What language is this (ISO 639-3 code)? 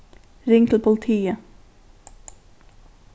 fao